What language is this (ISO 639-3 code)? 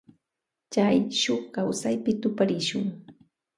qvj